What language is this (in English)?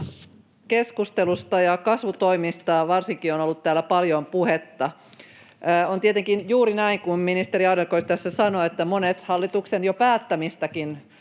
Finnish